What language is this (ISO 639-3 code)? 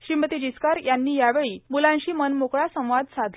mar